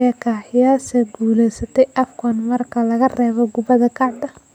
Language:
Somali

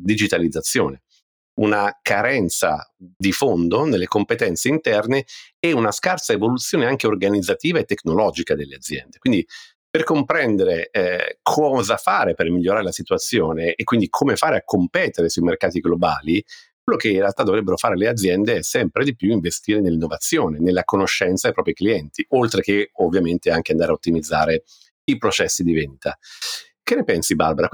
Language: Italian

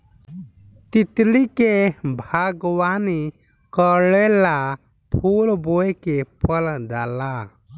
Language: Bhojpuri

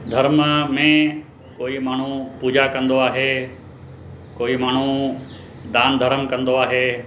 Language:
Sindhi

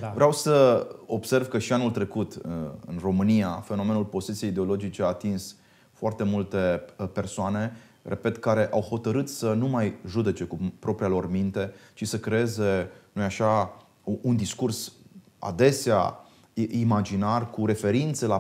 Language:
Romanian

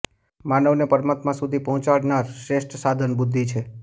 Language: Gujarati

